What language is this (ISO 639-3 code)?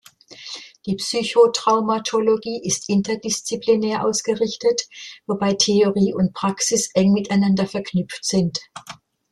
deu